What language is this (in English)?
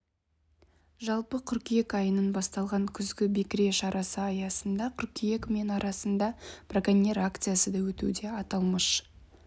Kazakh